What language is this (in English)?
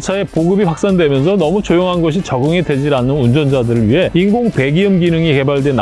Korean